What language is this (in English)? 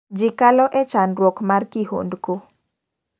Luo (Kenya and Tanzania)